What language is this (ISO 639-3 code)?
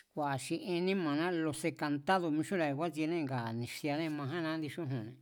vmz